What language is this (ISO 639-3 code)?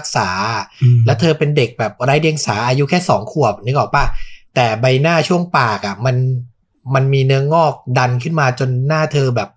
tha